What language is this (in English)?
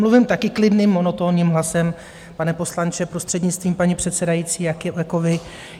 Czech